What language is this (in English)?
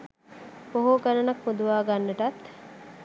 Sinhala